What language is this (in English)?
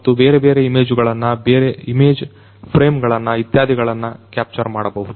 Kannada